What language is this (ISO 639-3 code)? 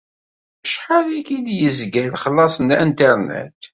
kab